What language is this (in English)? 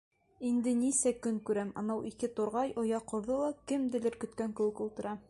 Bashkir